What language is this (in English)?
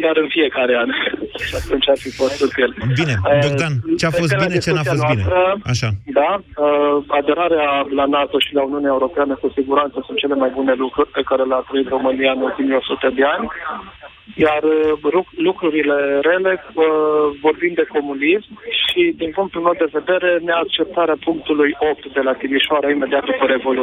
Romanian